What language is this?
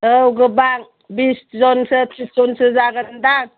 Bodo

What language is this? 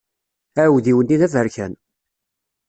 Kabyle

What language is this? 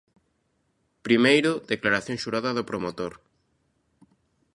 Galician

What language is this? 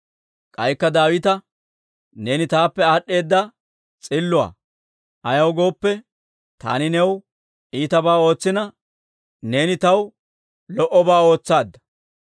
Dawro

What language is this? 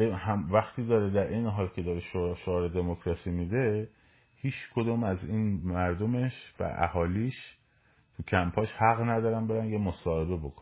Persian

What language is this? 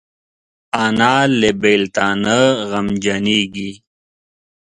Pashto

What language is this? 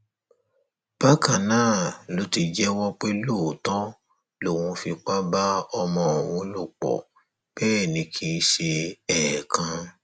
Yoruba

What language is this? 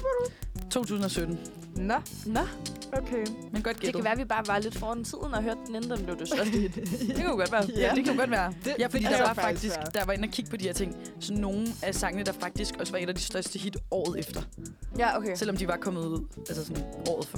Danish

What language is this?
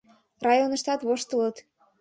Mari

